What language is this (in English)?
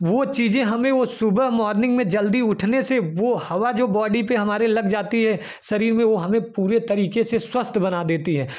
Hindi